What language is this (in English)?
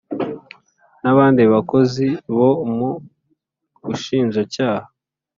Kinyarwanda